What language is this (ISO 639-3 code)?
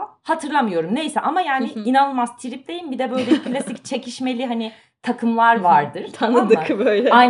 tur